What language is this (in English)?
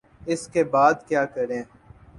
Urdu